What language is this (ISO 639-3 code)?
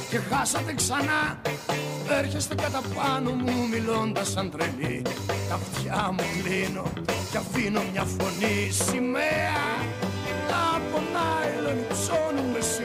ell